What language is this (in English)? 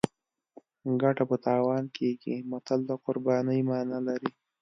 Pashto